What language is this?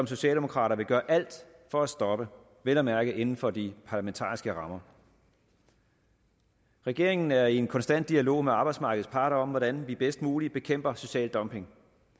Danish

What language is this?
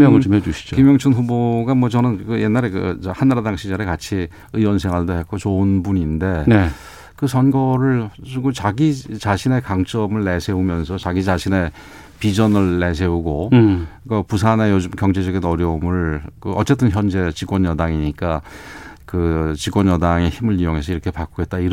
Korean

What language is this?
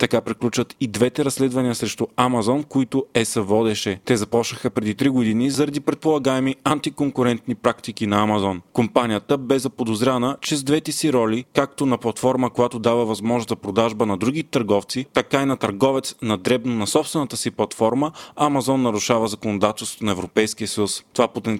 Bulgarian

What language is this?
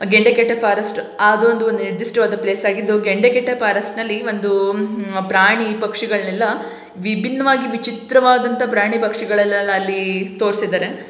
Kannada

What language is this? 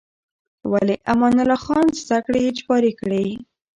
Pashto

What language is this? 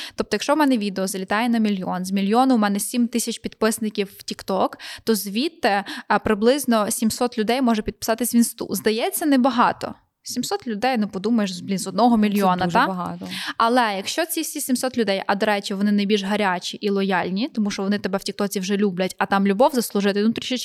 Ukrainian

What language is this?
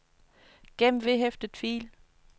Danish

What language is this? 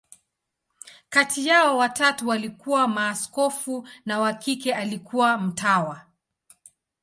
Swahili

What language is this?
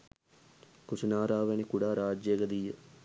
Sinhala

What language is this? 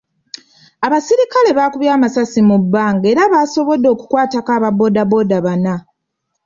Ganda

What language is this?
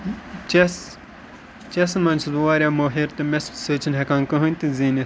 Kashmiri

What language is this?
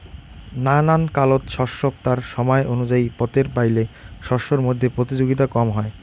Bangla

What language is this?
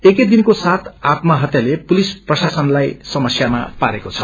Nepali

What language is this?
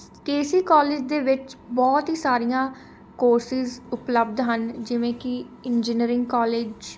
Punjabi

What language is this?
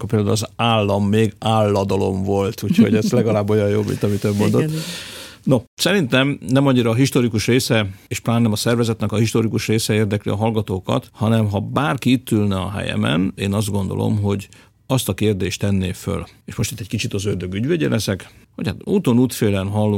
Hungarian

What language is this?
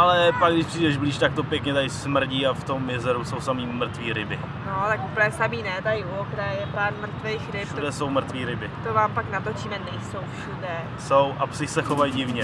Czech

